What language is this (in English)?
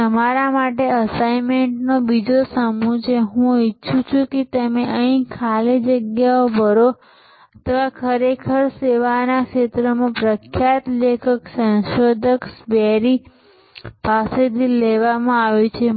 Gujarati